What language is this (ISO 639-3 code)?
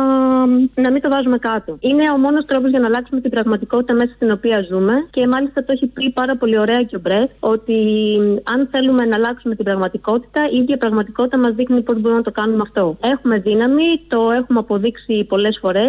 ell